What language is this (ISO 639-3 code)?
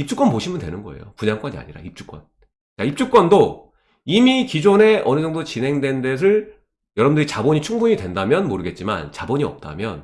kor